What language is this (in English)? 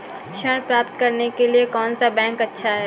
Hindi